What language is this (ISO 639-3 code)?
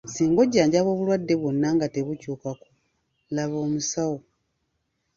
lug